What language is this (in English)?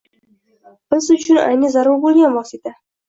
Uzbek